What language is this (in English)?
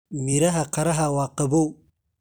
Somali